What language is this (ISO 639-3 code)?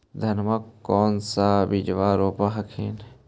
mag